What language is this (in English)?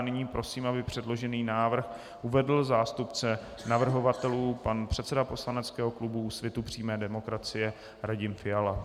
Czech